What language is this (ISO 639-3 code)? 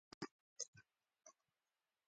pus